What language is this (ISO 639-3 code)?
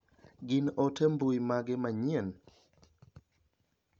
luo